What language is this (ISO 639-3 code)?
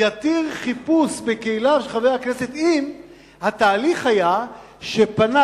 heb